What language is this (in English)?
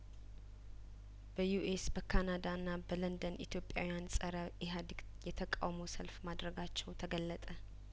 Amharic